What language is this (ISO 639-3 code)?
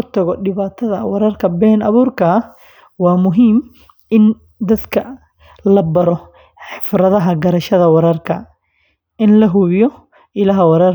som